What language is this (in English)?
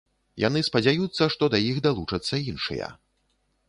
Belarusian